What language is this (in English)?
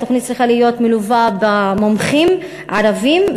Hebrew